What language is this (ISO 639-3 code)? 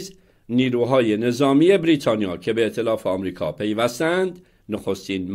fas